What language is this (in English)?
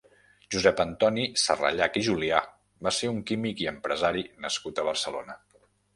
Catalan